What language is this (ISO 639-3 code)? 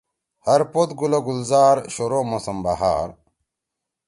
trw